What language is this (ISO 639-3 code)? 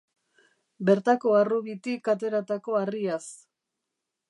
eus